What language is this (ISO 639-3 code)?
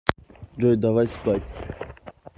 rus